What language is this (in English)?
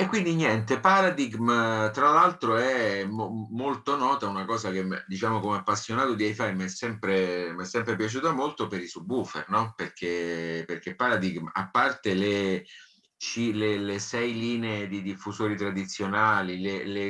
Italian